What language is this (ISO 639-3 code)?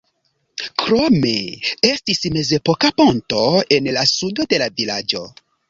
epo